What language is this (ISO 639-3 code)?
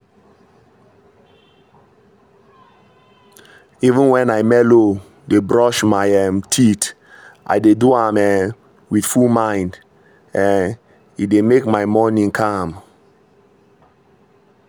pcm